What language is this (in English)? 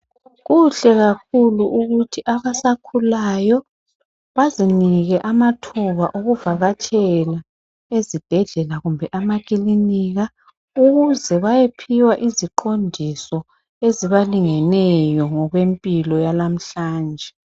North Ndebele